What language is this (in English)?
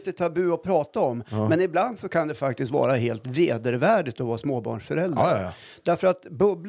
Swedish